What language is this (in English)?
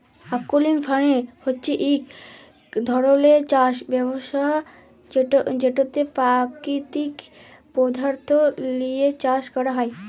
Bangla